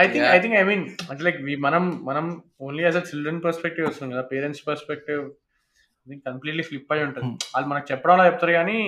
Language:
Telugu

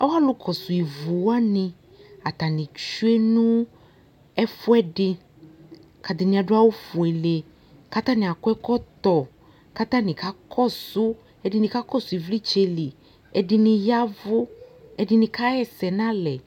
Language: Ikposo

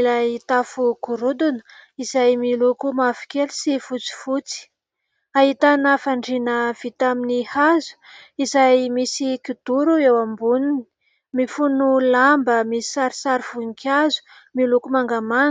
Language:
Malagasy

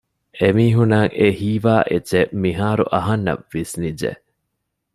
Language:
Divehi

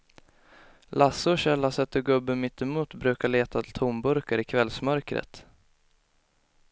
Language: Swedish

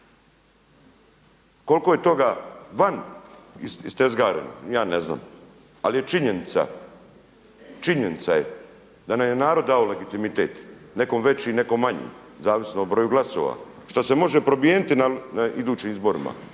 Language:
Croatian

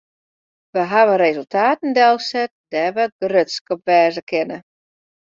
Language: Western Frisian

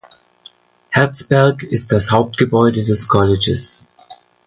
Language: German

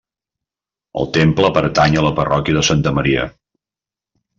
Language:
Catalan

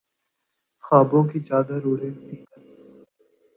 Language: Urdu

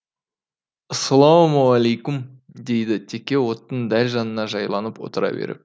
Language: Kazakh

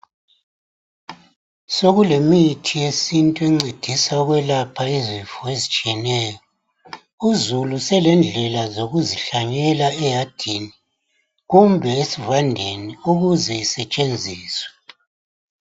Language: North Ndebele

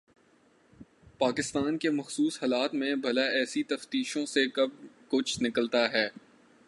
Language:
Urdu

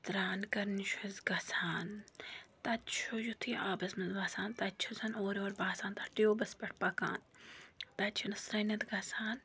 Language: Kashmiri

